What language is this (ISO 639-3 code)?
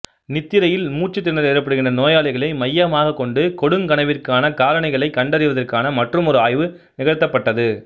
tam